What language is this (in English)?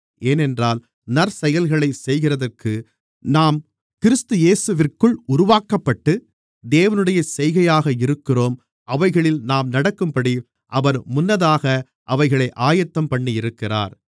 Tamil